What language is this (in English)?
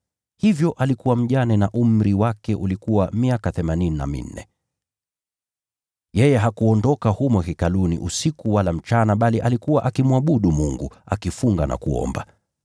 Swahili